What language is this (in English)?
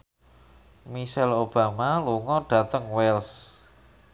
Javanese